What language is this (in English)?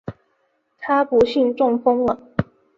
Chinese